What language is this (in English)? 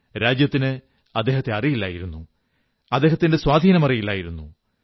Malayalam